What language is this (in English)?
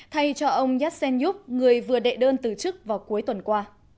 Vietnamese